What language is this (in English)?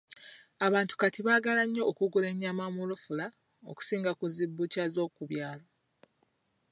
Ganda